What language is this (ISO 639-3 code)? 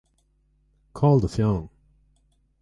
gle